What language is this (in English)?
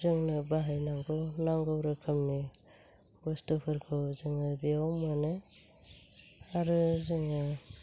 Bodo